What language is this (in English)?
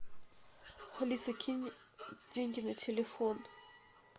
Russian